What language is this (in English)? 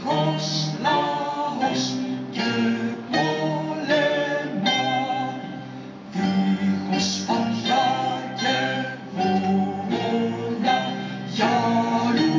Greek